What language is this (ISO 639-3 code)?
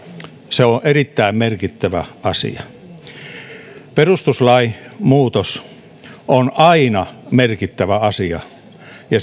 fin